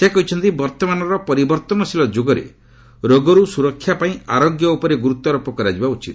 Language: Odia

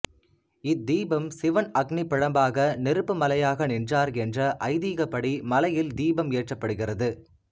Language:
Tamil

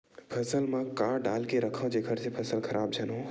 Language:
Chhattisgarhi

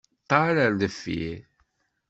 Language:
Kabyle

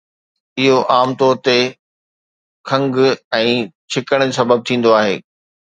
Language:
Sindhi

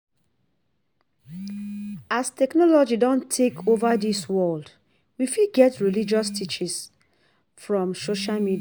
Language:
Nigerian Pidgin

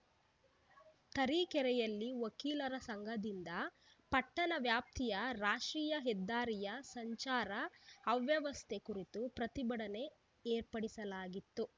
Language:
Kannada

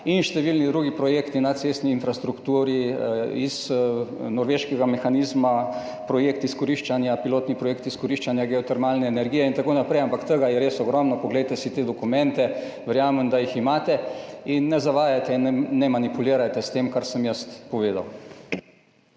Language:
Slovenian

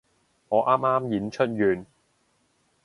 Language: Cantonese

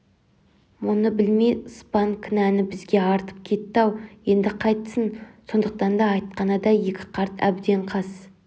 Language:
Kazakh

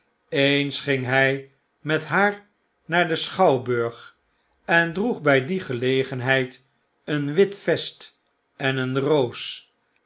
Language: Dutch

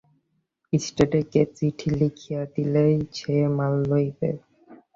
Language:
Bangla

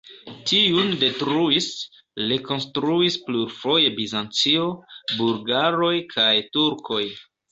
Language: Esperanto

